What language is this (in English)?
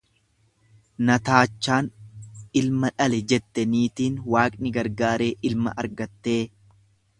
Oromo